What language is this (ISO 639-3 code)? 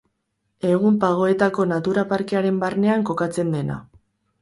eus